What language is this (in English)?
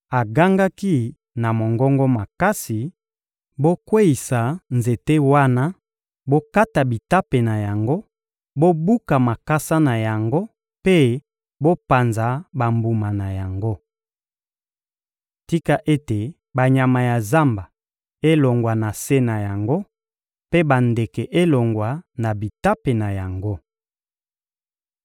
Lingala